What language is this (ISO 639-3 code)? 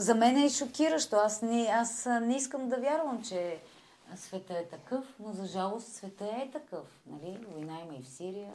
bul